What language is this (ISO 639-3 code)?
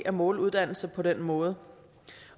dan